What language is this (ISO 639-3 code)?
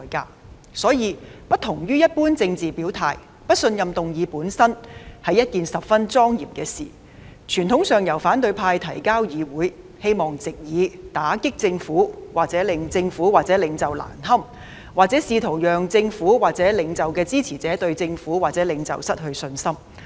yue